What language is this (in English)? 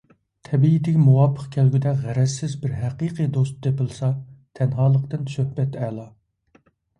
Uyghur